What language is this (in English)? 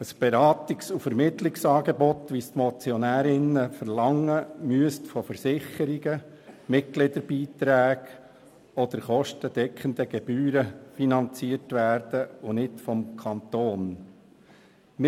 Swiss German